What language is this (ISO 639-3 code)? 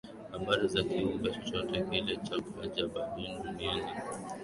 swa